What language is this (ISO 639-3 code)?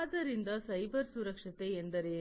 kan